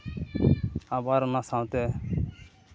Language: Santali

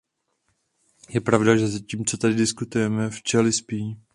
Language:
Czech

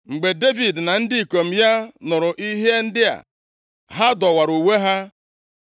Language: Igbo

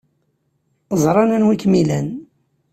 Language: Kabyle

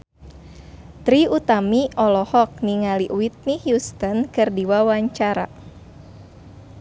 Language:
Sundanese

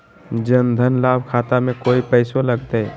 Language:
Magahi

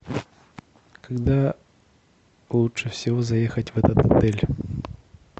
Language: Russian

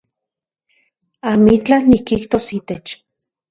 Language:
Central Puebla Nahuatl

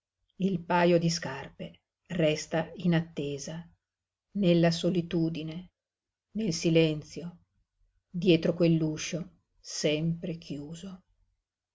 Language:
Italian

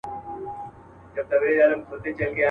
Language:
Pashto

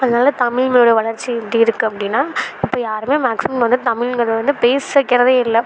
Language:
Tamil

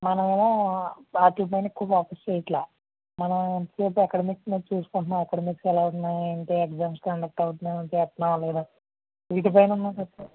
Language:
Telugu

